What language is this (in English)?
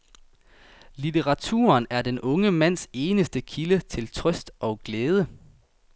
Danish